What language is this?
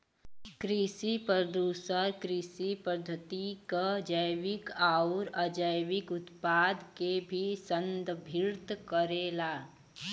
Bhojpuri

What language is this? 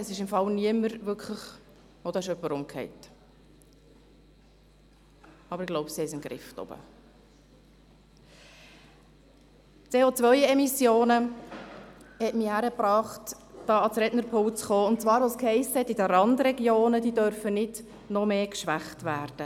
Swiss German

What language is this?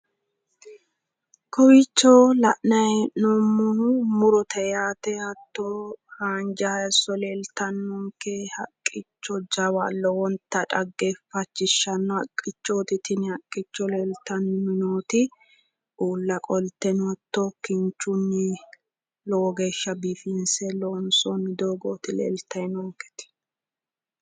Sidamo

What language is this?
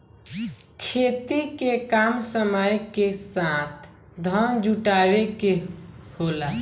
Bhojpuri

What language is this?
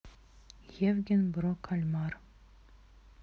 Russian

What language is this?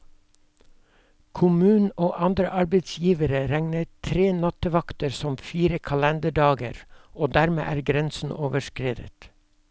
Norwegian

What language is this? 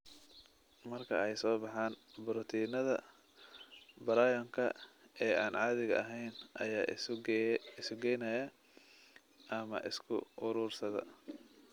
Somali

